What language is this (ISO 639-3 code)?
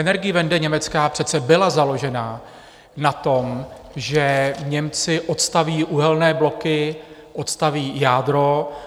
ces